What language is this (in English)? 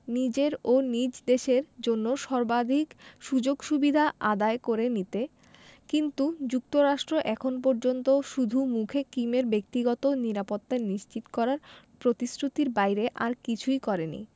Bangla